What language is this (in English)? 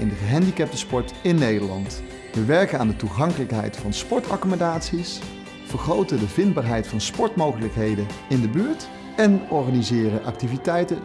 Dutch